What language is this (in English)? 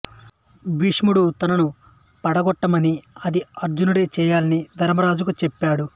Telugu